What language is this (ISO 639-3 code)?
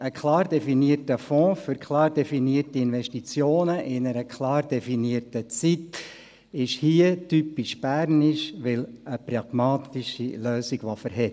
gsw